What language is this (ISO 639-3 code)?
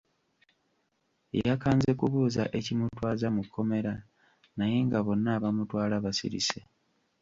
lug